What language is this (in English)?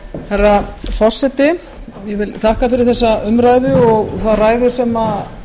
Icelandic